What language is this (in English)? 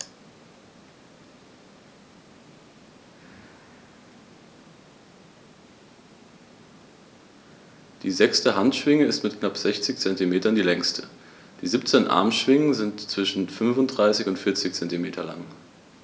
German